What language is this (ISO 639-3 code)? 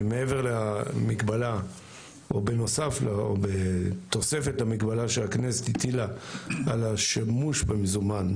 heb